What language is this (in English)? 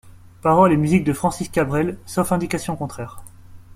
French